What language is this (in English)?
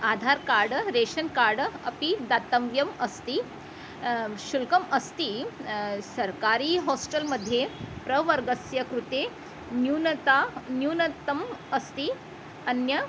Sanskrit